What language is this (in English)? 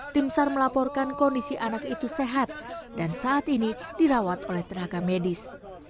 Indonesian